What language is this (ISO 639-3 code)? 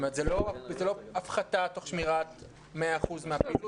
heb